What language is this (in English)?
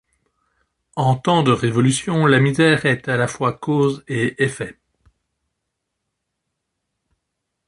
French